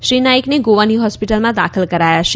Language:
Gujarati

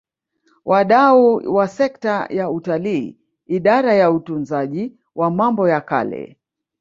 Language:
Swahili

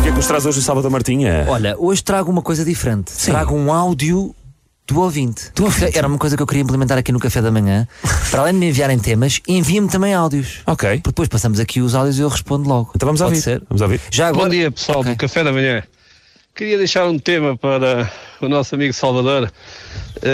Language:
Portuguese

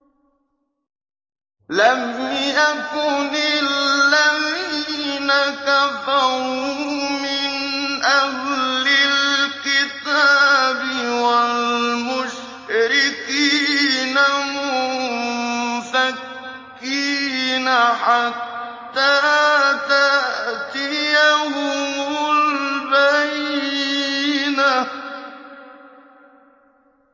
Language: Arabic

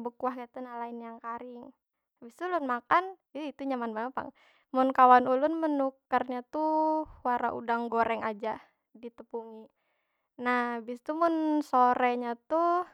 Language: Banjar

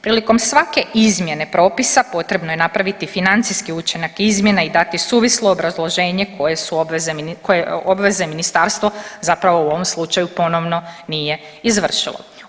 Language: Croatian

